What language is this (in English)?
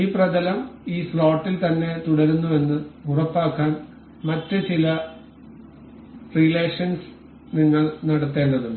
Malayalam